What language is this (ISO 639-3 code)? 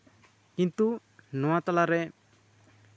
sat